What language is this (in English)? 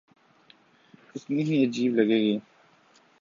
Urdu